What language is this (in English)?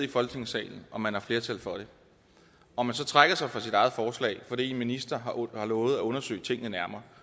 Danish